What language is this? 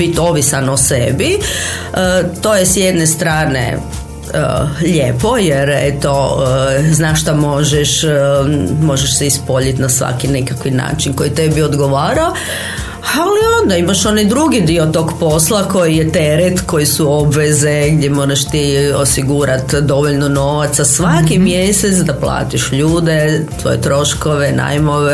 Croatian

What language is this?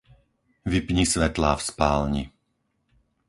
Slovak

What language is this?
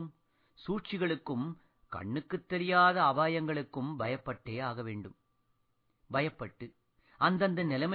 Tamil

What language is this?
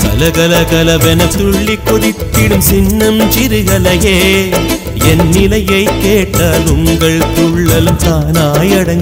Arabic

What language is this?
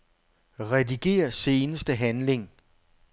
Danish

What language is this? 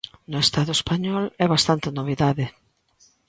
Galician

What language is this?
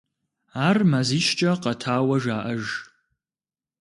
Kabardian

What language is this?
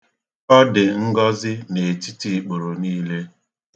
Igbo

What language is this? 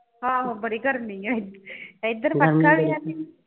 Punjabi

